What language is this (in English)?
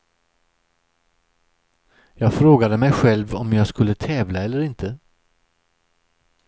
Swedish